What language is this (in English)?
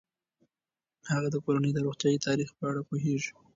Pashto